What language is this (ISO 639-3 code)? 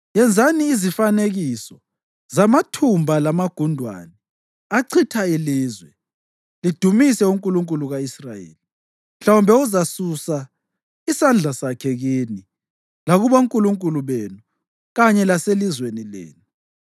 nde